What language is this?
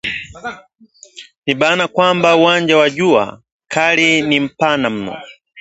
Swahili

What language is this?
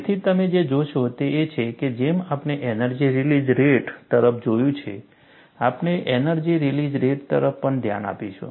Gujarati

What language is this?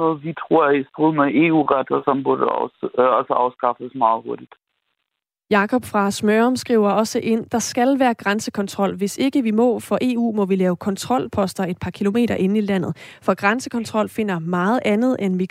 Danish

